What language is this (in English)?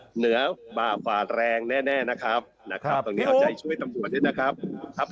Thai